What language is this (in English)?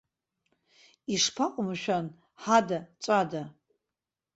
Abkhazian